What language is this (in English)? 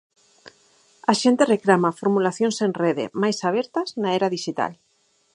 Galician